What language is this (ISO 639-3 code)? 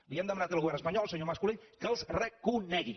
cat